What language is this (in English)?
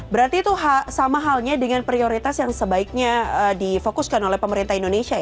Indonesian